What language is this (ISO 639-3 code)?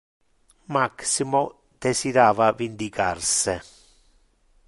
ina